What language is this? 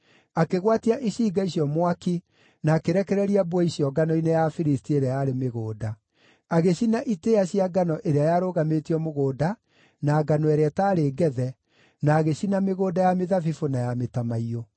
Kikuyu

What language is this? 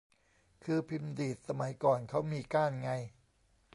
Thai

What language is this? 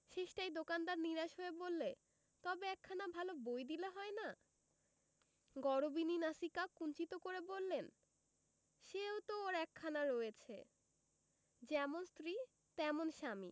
Bangla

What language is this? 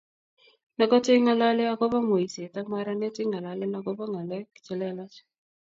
Kalenjin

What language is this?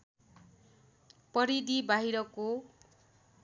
Nepali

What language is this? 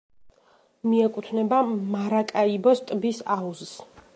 Georgian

